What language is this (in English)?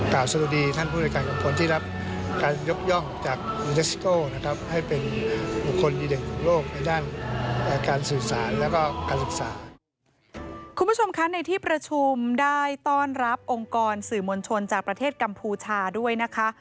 Thai